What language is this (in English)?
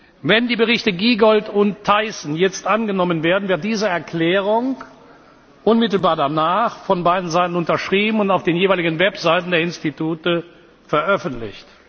German